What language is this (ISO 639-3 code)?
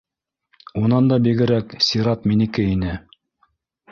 bak